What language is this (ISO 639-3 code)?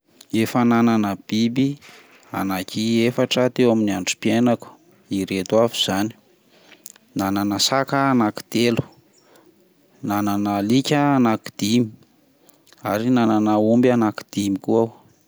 mlg